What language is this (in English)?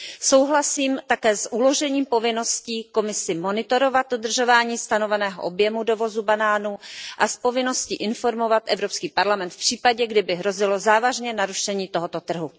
Czech